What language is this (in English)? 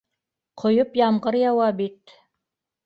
Bashkir